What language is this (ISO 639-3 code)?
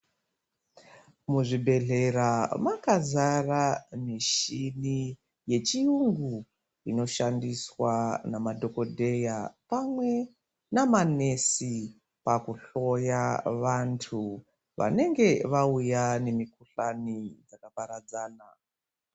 ndc